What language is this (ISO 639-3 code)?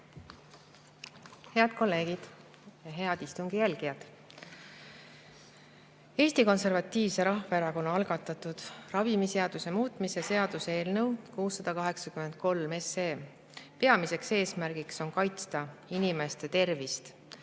est